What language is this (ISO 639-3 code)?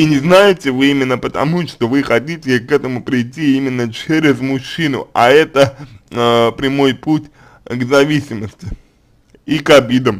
rus